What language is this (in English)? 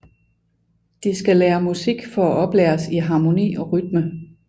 Danish